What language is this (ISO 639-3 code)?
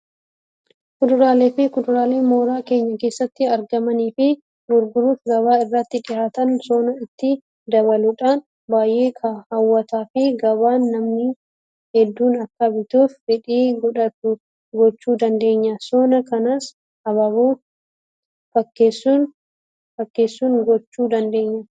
orm